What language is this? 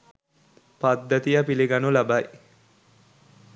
Sinhala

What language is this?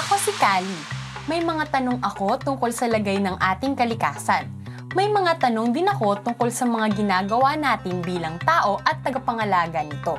Filipino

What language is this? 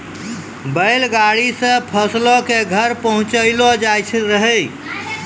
Maithili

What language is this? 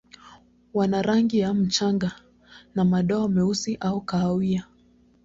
Swahili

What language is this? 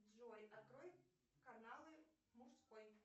Russian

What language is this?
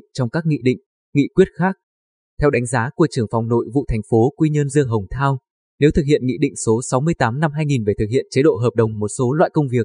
Vietnamese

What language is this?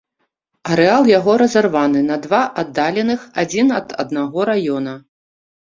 Belarusian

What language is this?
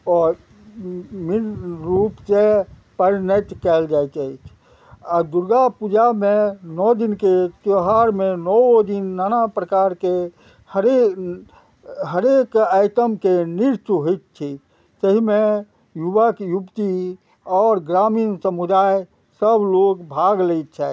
Maithili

